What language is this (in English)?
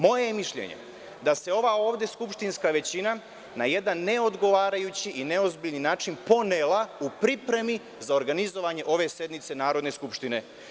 Serbian